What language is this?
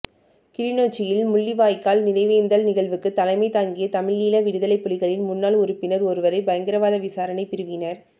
Tamil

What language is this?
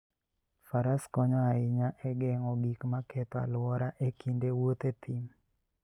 Luo (Kenya and Tanzania)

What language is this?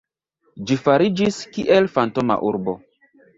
Esperanto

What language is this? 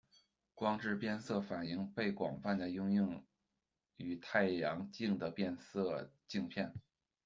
Chinese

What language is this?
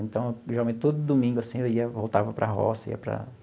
Portuguese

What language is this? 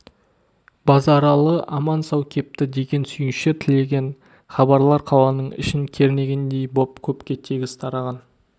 Kazakh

